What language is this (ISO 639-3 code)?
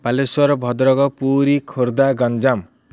ori